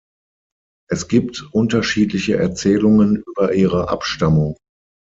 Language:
German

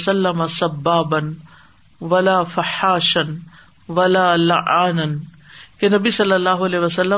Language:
Urdu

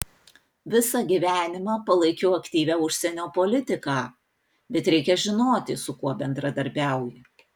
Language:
Lithuanian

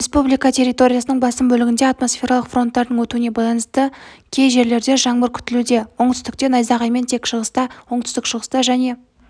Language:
Kazakh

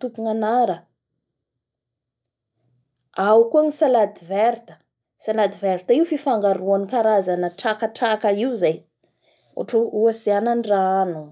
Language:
Bara Malagasy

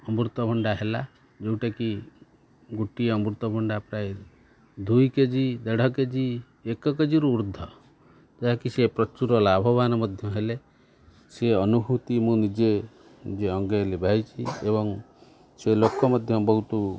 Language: Odia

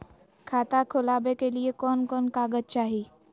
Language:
Magahi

